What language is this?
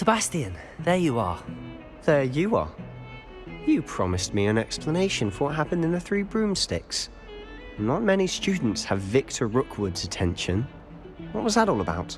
English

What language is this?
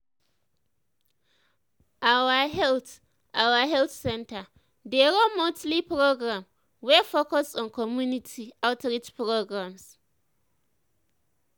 Nigerian Pidgin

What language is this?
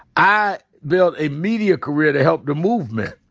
English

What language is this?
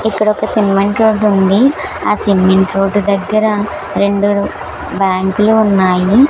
Telugu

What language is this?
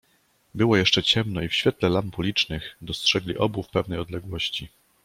Polish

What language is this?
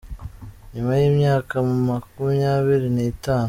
Kinyarwanda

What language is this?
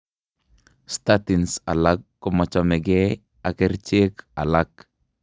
Kalenjin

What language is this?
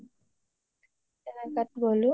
Assamese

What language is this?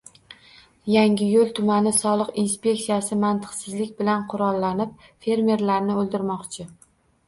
Uzbek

